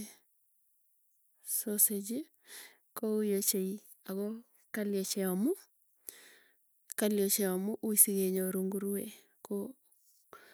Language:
Tugen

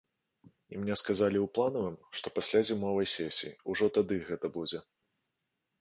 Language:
Belarusian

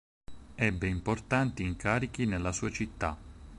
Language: Italian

